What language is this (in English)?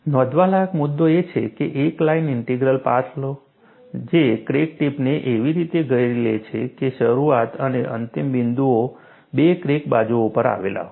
Gujarati